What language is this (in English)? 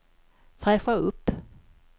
Swedish